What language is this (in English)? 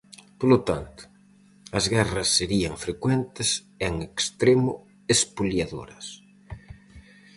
Galician